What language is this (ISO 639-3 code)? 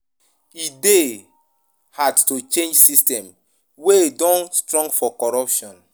pcm